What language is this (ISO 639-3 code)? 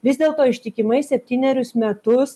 lit